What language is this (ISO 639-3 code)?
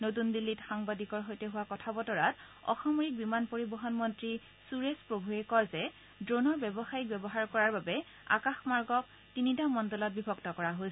asm